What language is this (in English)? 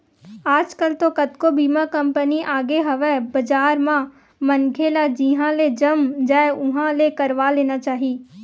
Chhattisgarhi